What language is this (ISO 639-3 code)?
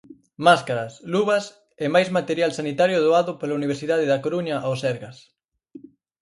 glg